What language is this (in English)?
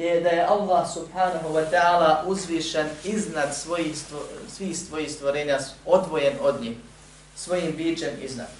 Croatian